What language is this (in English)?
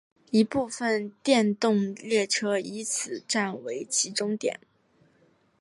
Chinese